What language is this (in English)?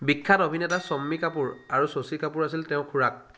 Assamese